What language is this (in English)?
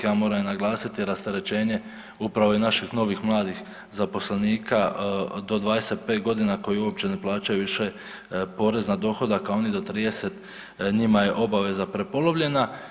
Croatian